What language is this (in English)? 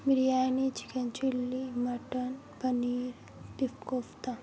Urdu